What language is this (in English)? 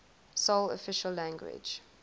English